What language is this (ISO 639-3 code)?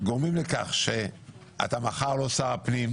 heb